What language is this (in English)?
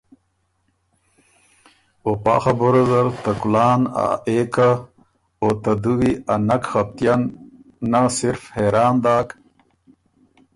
Ormuri